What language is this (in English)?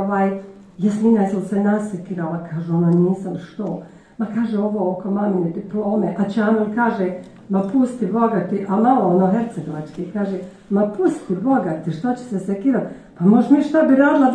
Croatian